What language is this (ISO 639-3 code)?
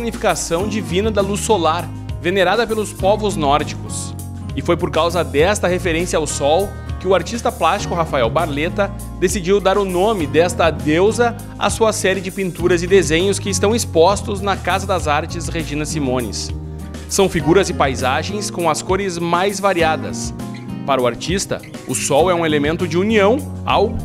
por